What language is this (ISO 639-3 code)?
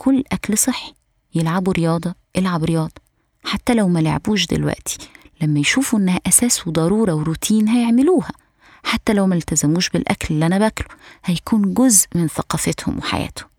ara